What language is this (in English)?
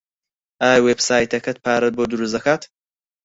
Central Kurdish